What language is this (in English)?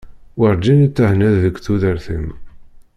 Kabyle